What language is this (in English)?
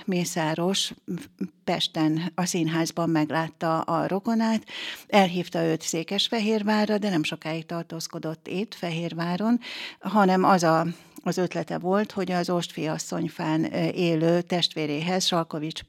Hungarian